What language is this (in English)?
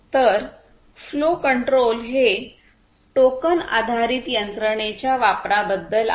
Marathi